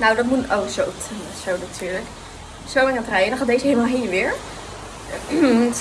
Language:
Dutch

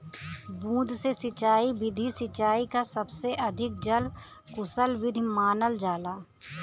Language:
Bhojpuri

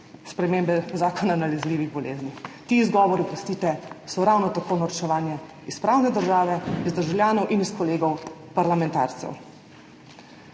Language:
Slovenian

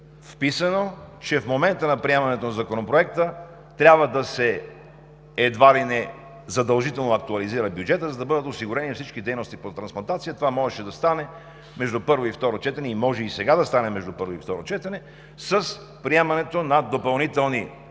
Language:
Bulgarian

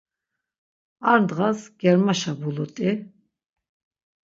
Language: Laz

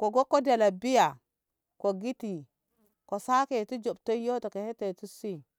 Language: Ngamo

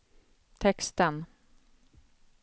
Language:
Swedish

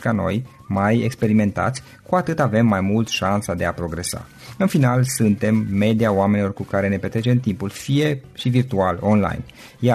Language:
Romanian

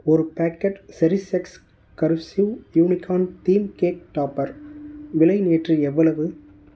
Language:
Tamil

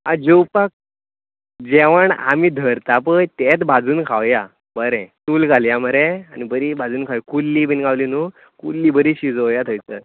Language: Konkani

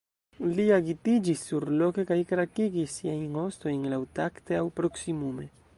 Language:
Esperanto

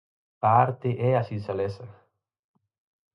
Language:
Galician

